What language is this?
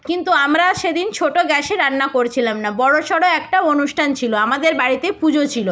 Bangla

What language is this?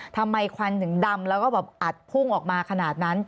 Thai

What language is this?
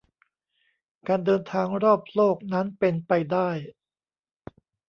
Thai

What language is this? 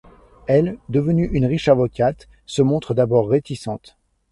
French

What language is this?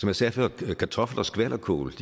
Danish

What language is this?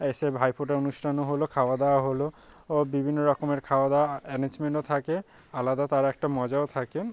Bangla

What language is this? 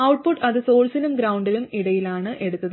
Malayalam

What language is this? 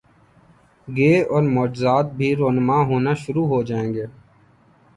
Urdu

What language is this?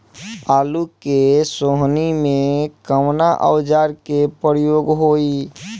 Bhojpuri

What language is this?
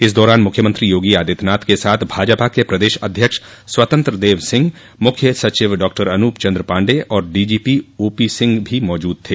Hindi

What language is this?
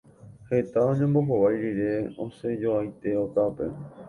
Guarani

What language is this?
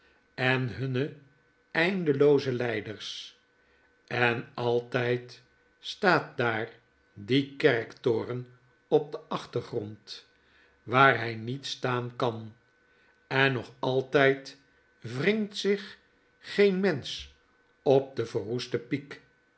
Dutch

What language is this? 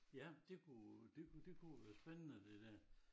Danish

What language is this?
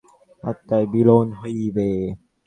Bangla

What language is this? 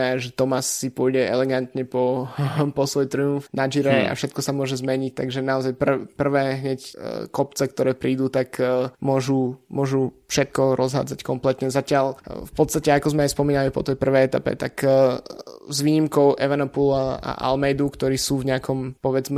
Slovak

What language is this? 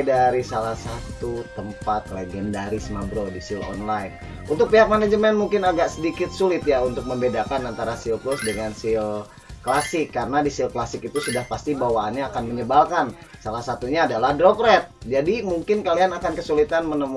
Indonesian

